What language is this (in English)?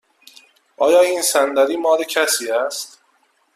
Persian